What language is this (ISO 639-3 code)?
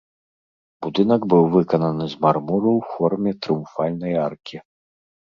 bel